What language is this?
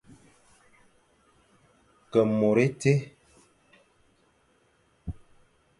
Fang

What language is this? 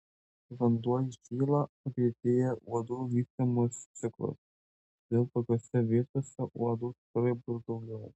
Lithuanian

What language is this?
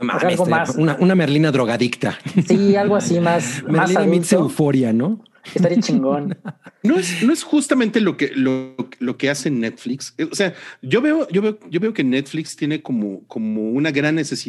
Spanish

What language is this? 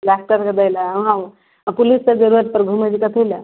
Maithili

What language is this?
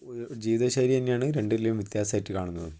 Malayalam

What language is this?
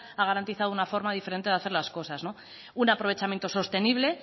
Spanish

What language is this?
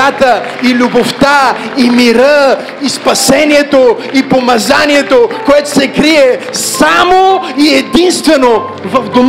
Bulgarian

